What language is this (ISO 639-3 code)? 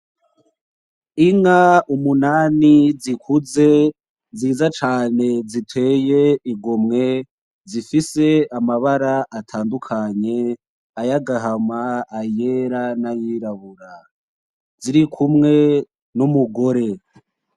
run